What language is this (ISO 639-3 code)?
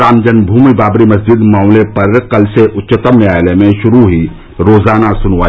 hin